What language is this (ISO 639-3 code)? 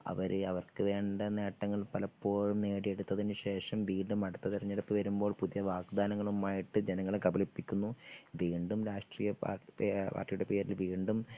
mal